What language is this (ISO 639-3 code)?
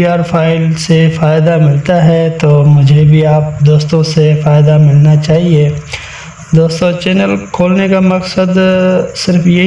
hin